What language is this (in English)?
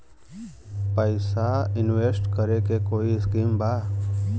Bhojpuri